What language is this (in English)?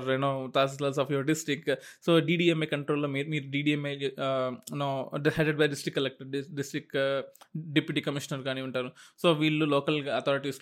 Telugu